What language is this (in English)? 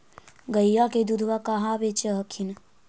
Magahi